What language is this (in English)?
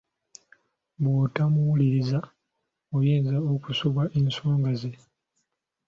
Ganda